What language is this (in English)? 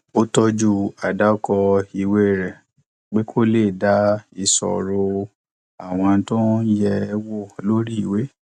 Yoruba